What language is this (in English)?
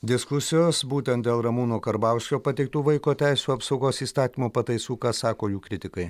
Lithuanian